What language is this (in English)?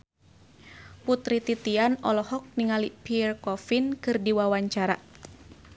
Sundanese